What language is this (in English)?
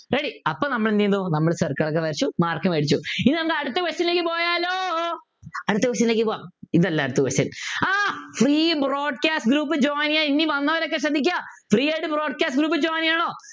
Malayalam